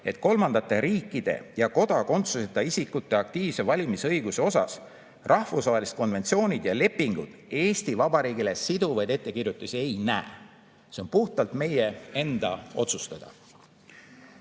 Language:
Estonian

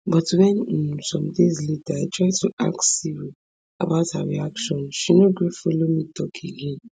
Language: Nigerian Pidgin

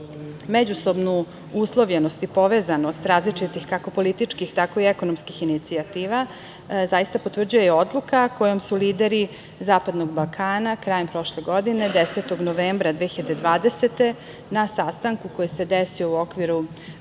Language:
Serbian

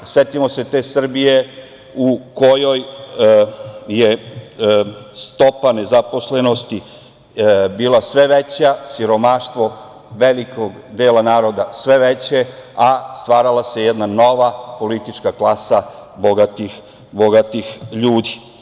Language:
Serbian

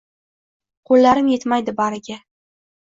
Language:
Uzbek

